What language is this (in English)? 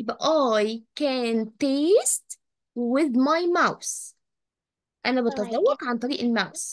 Arabic